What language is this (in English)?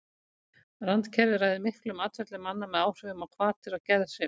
Icelandic